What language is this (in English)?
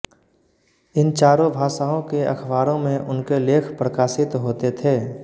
Hindi